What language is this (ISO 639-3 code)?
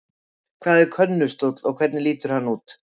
isl